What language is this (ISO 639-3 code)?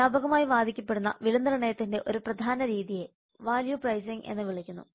mal